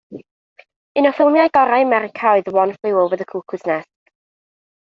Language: Welsh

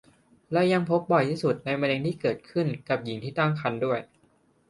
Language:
Thai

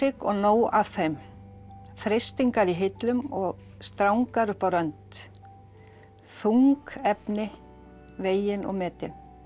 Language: Icelandic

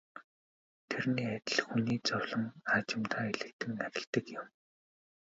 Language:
Mongolian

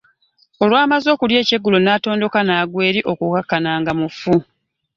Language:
Ganda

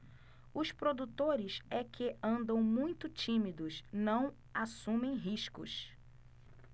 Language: Portuguese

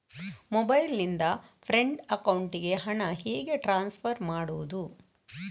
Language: Kannada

